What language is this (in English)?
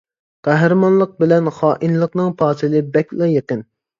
Uyghur